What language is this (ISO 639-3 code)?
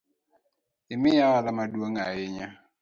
luo